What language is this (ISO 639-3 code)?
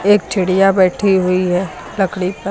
hin